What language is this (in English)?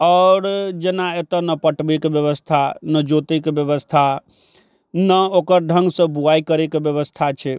Maithili